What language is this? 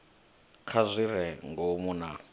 Venda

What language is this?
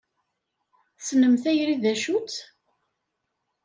Kabyle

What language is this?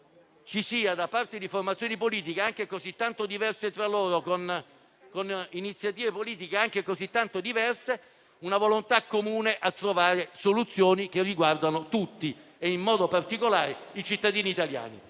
Italian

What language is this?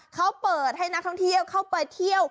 Thai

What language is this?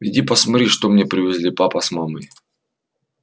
Russian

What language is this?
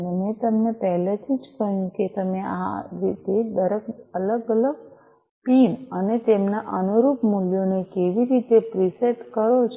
Gujarati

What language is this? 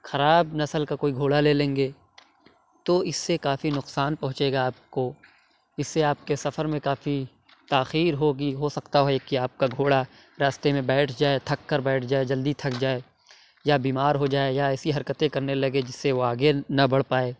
Urdu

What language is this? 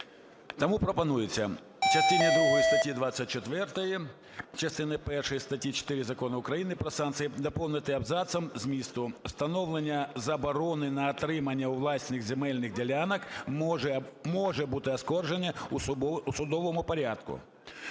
Ukrainian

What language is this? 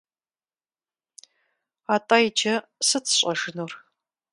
Kabardian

